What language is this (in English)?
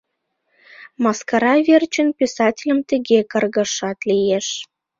Mari